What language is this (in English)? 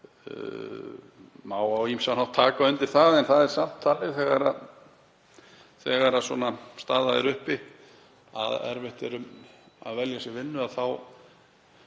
Icelandic